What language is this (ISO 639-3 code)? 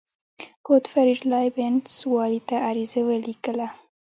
pus